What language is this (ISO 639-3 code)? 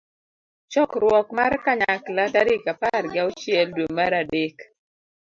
luo